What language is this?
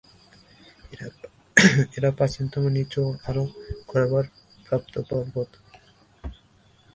Bangla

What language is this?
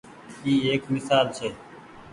Goaria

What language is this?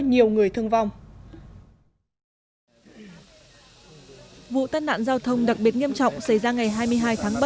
Vietnamese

